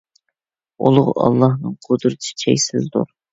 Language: Uyghur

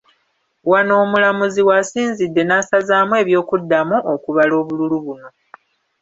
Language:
Ganda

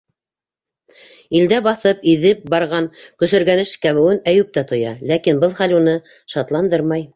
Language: Bashkir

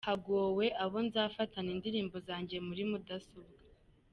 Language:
Kinyarwanda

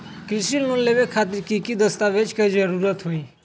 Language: Magahi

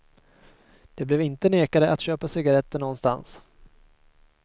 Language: Swedish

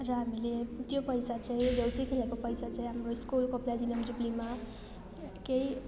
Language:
Nepali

